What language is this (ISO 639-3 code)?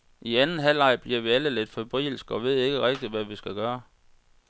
dan